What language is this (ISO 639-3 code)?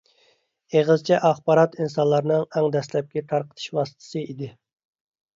uig